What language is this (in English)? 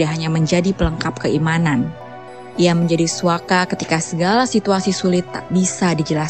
Indonesian